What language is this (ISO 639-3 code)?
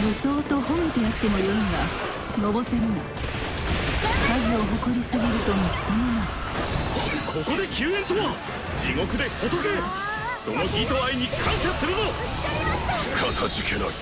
jpn